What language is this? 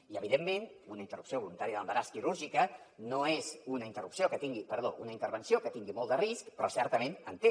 Catalan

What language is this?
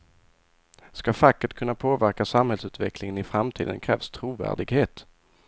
Swedish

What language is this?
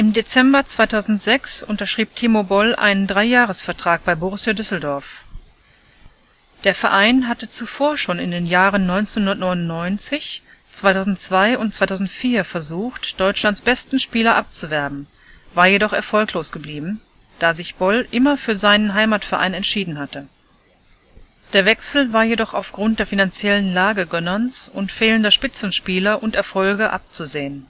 German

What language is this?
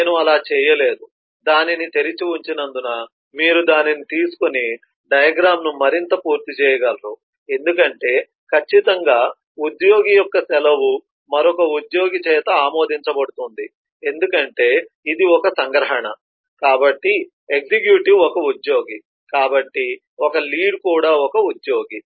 Telugu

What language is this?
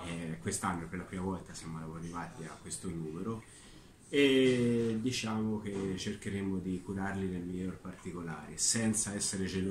Italian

